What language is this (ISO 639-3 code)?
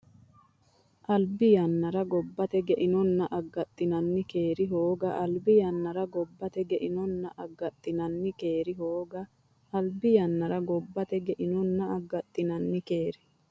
sid